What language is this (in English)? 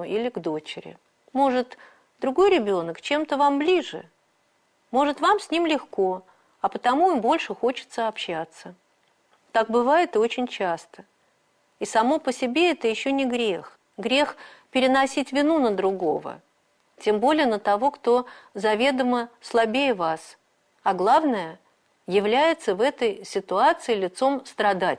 Russian